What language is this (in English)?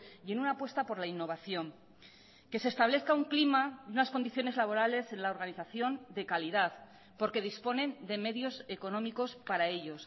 Spanish